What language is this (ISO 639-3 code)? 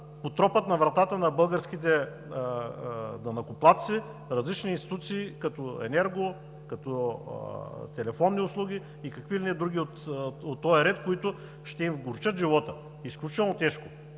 bul